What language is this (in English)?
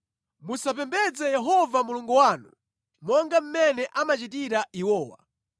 Nyanja